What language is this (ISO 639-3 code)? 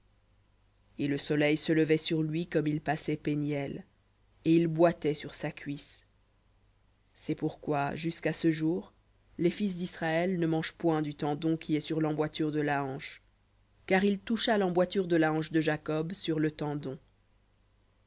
fra